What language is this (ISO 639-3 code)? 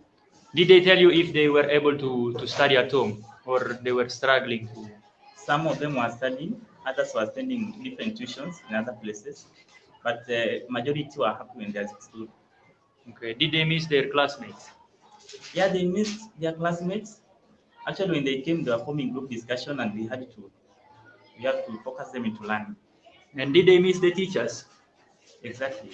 ita